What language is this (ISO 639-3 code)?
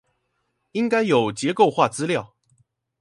zho